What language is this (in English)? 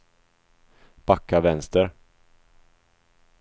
Swedish